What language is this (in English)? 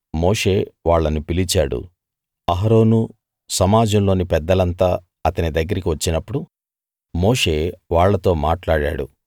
Telugu